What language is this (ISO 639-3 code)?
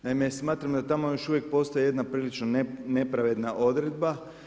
hrv